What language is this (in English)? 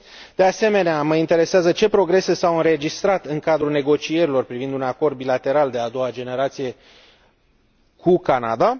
Romanian